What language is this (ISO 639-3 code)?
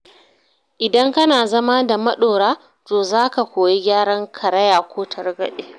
hau